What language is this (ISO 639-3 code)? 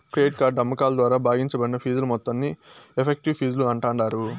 tel